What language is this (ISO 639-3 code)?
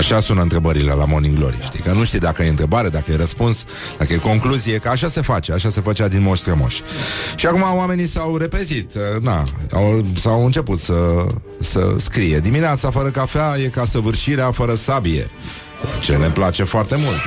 ron